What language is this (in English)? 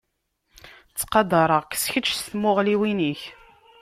Kabyle